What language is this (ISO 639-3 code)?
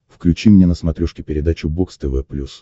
rus